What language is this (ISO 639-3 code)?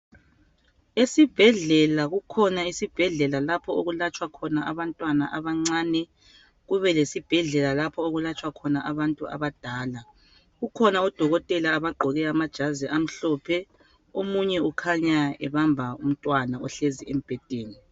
nde